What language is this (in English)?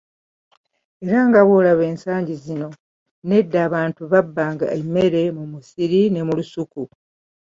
Ganda